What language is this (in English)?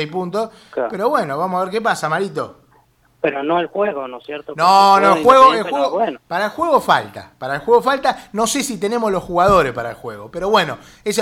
Spanish